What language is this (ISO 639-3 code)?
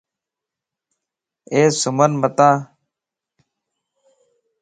lss